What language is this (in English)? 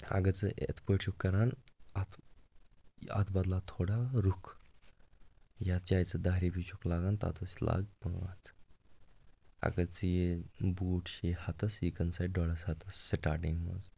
Kashmiri